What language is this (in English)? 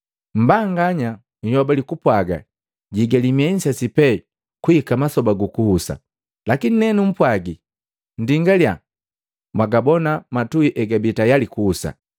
Matengo